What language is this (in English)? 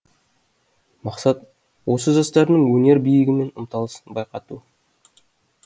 Kazakh